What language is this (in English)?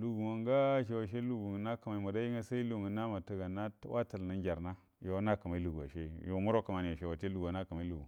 Buduma